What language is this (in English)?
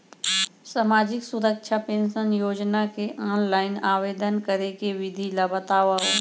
Chhattisgarhi